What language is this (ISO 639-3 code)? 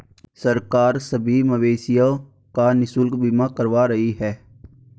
hin